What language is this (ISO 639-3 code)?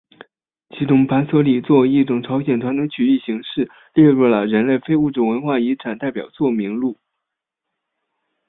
zho